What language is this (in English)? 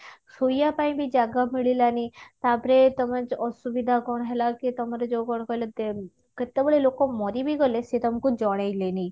Odia